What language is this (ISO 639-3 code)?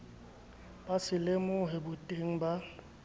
sot